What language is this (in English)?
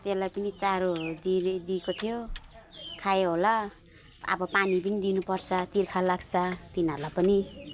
Nepali